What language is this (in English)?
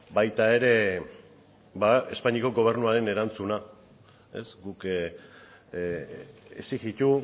Basque